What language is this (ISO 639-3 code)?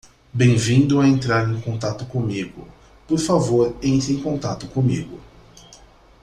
por